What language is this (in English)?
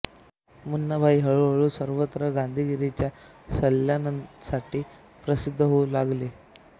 Marathi